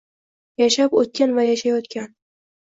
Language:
Uzbek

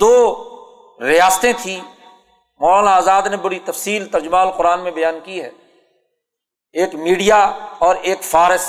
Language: Urdu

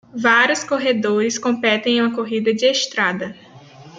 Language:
Portuguese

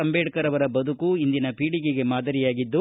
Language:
Kannada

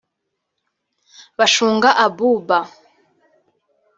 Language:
Kinyarwanda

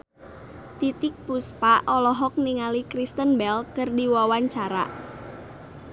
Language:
Sundanese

